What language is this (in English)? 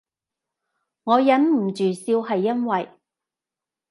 Cantonese